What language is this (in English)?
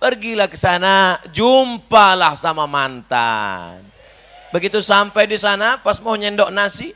Indonesian